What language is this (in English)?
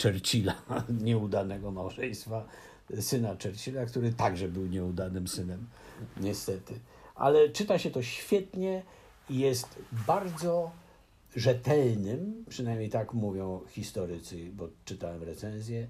Polish